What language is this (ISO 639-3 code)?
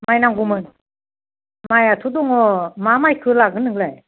brx